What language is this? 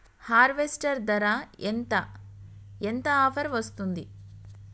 Telugu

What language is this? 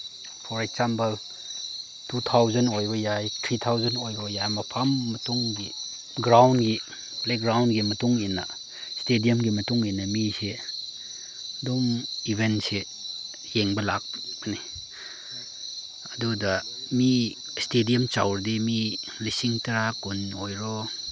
Manipuri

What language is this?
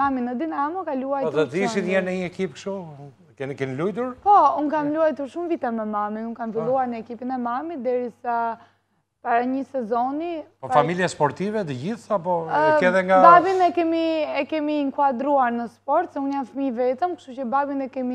Romanian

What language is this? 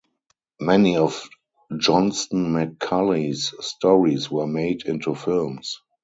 English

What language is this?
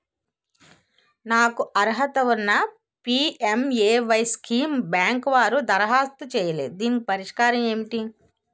Telugu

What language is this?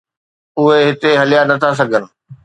Sindhi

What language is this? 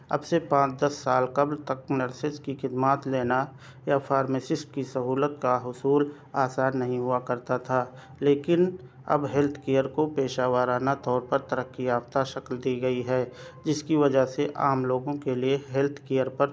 Urdu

